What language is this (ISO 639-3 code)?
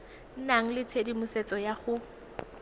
tsn